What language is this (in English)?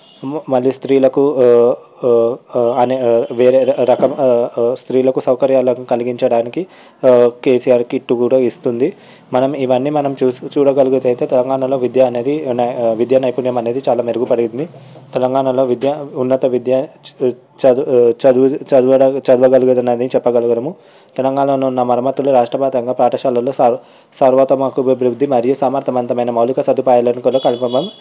Telugu